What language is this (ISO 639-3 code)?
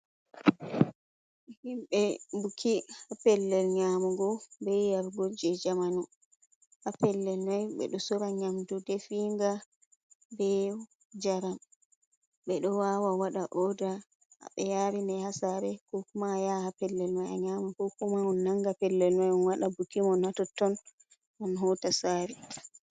ful